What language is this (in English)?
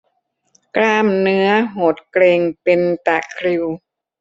Thai